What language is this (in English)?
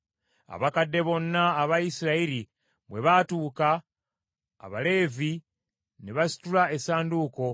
Ganda